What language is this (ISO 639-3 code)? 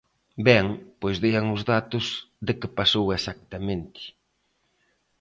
glg